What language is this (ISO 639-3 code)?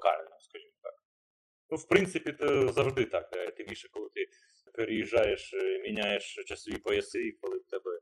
ukr